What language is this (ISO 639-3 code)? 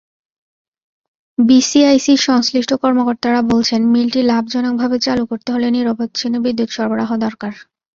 ben